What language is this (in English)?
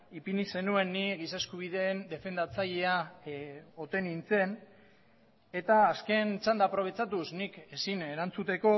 Basque